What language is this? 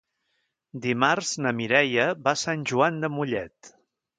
Catalan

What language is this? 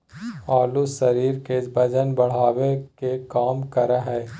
Magahi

